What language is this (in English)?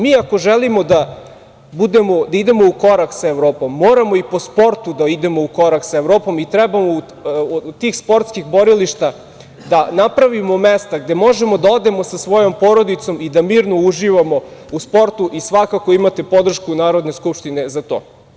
Serbian